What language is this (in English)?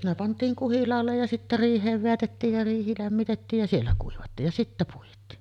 Finnish